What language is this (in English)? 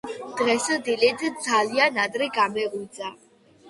Georgian